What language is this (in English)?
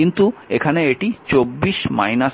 Bangla